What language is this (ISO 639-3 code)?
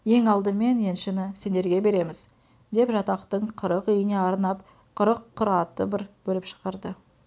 kaz